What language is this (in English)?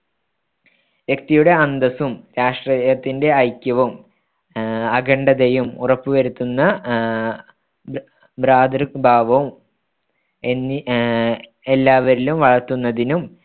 Malayalam